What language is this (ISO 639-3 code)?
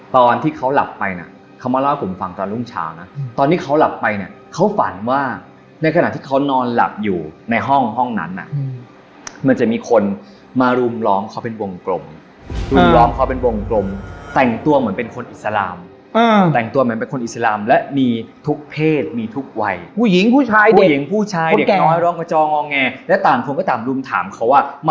tha